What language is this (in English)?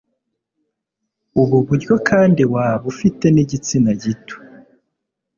Kinyarwanda